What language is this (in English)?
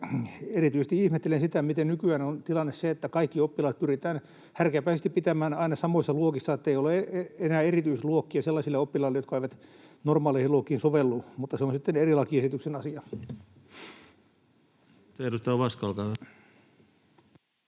Finnish